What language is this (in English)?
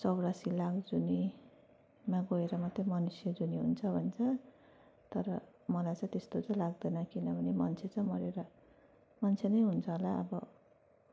Nepali